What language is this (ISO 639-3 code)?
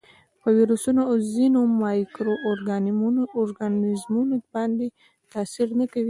pus